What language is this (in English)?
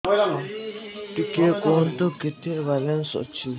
Odia